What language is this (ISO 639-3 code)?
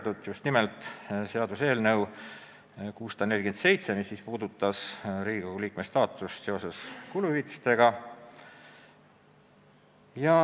est